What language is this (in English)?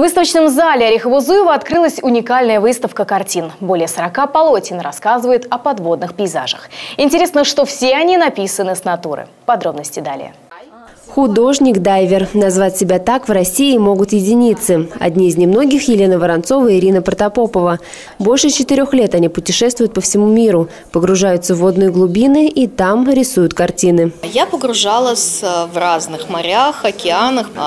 Russian